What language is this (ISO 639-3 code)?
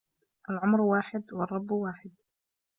ara